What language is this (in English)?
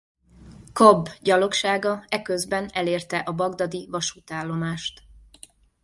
Hungarian